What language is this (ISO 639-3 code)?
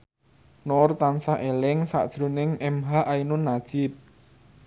jav